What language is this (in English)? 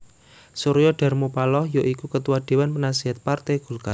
Javanese